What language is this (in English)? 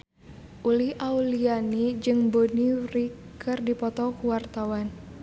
Sundanese